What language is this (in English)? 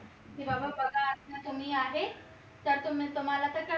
Marathi